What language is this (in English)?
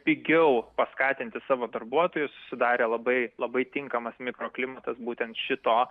Lithuanian